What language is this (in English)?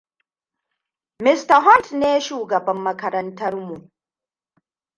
Hausa